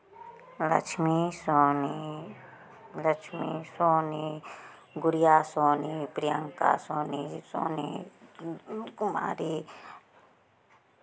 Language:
Maithili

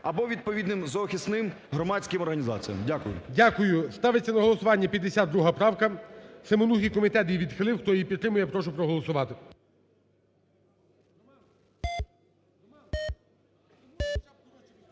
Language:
Ukrainian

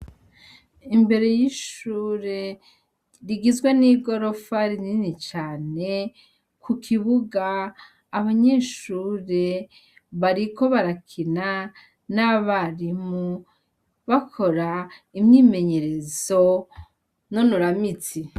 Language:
Rundi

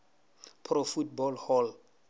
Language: Northern Sotho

